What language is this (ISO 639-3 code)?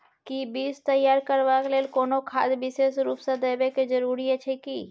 mai